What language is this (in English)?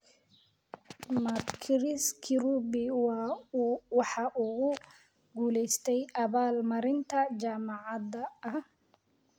Somali